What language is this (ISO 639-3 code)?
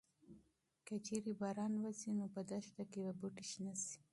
pus